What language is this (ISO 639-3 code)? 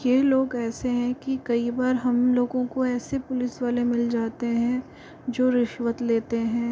hin